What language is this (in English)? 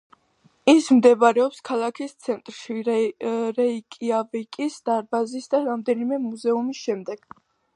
Georgian